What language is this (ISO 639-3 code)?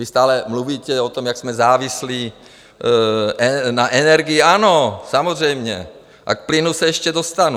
ces